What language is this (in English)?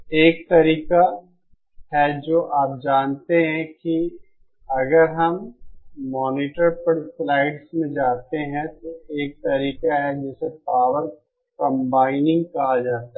Hindi